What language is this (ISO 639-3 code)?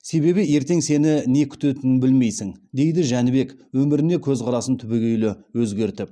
kaz